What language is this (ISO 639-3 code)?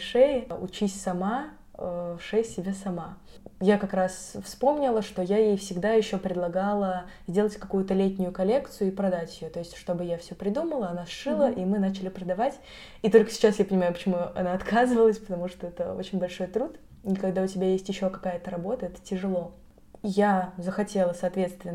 rus